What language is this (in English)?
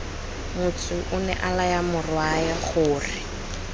Tswana